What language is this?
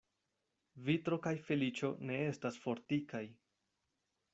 Esperanto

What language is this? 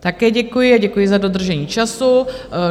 Czech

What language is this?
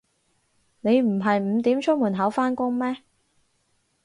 Cantonese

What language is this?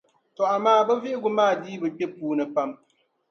Dagbani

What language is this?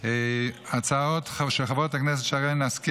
Hebrew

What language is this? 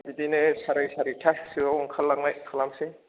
Bodo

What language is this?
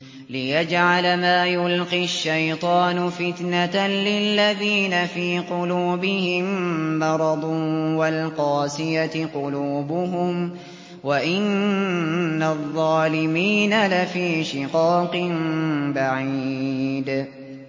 Arabic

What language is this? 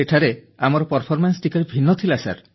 Odia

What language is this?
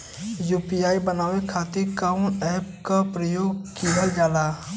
Bhojpuri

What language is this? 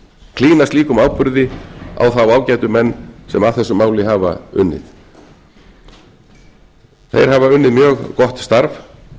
Icelandic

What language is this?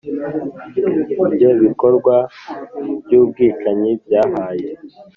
Kinyarwanda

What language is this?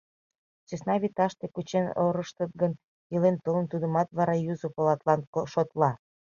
Mari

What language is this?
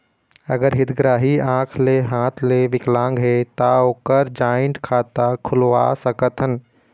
Chhattisgarhi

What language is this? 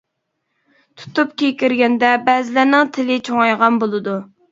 Uyghur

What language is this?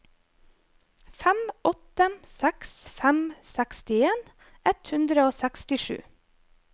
Norwegian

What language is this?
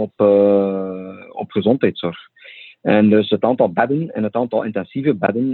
Dutch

